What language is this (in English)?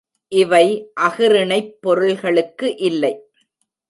Tamil